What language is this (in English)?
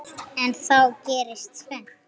Icelandic